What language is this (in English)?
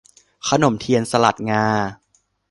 Thai